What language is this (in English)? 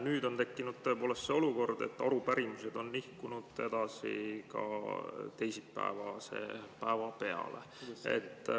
Estonian